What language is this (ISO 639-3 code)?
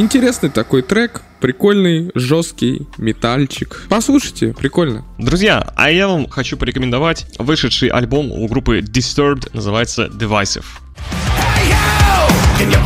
rus